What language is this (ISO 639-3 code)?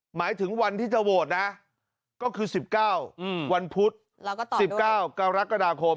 tha